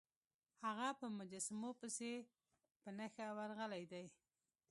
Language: Pashto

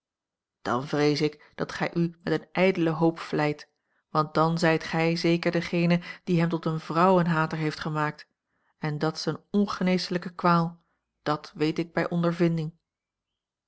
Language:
Dutch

